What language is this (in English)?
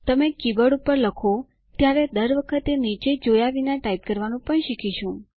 Gujarati